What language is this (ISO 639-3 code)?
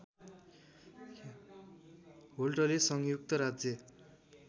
nep